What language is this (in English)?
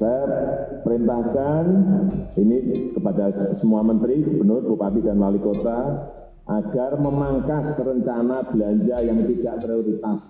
Indonesian